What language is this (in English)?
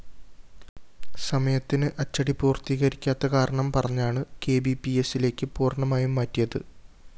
Malayalam